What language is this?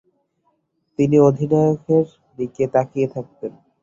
Bangla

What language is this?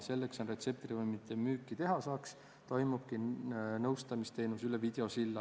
Estonian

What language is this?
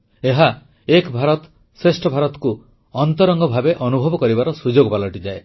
Odia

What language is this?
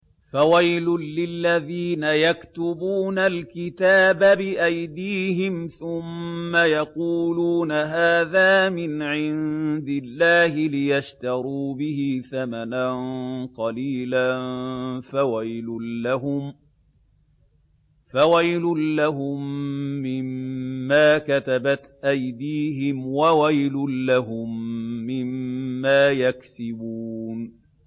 Arabic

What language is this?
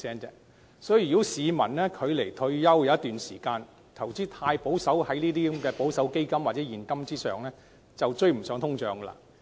Cantonese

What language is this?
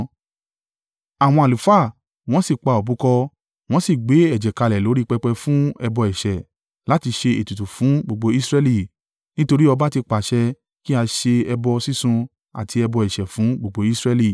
Yoruba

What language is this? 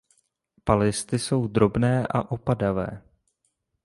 Czech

